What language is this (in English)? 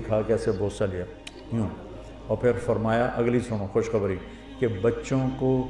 Urdu